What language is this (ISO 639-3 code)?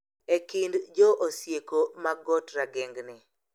luo